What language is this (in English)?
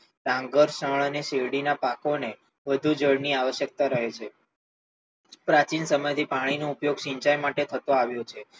Gujarati